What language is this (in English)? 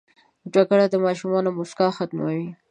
Pashto